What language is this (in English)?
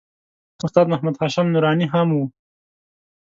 Pashto